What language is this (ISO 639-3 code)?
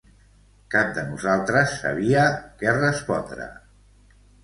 cat